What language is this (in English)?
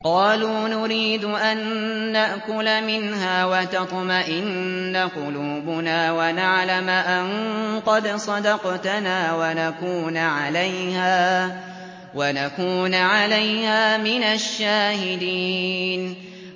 Arabic